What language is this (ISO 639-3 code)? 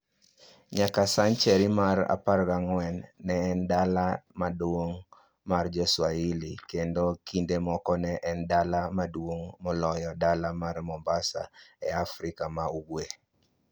luo